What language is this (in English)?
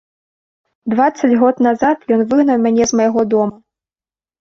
Belarusian